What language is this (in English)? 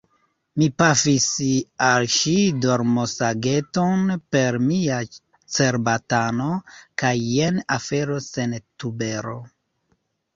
Esperanto